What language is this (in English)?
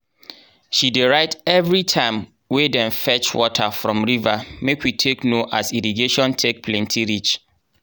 Nigerian Pidgin